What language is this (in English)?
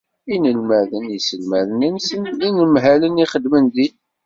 Kabyle